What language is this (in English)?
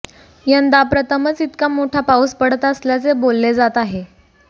Marathi